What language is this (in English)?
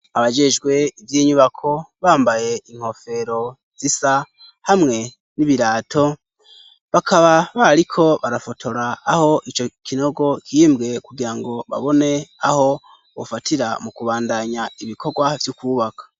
Rundi